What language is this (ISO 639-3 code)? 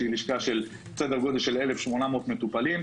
heb